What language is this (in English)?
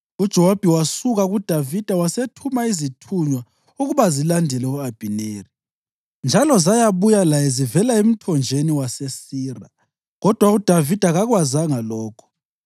North Ndebele